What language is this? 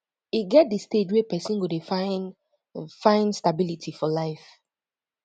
Nigerian Pidgin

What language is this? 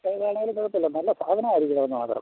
Malayalam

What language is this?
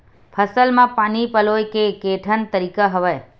Chhattisgarhi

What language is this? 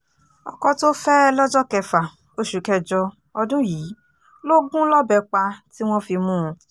Yoruba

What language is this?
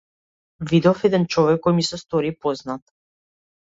Macedonian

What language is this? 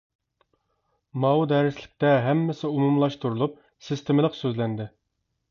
Uyghur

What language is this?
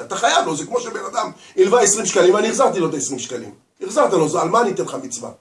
Hebrew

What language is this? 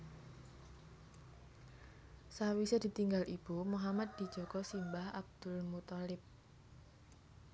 Javanese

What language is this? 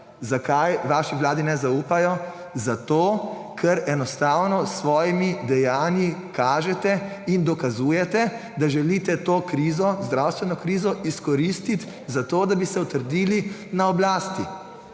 Slovenian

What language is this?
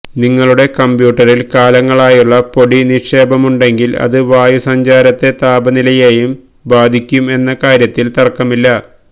Malayalam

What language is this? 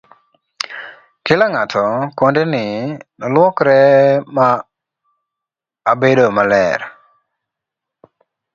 Luo (Kenya and Tanzania)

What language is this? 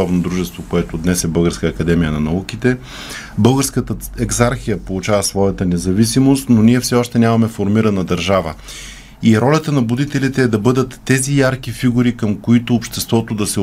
Bulgarian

